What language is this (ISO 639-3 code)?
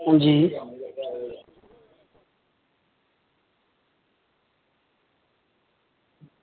doi